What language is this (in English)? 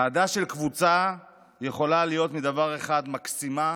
Hebrew